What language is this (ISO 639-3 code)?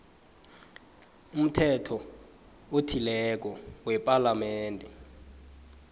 nbl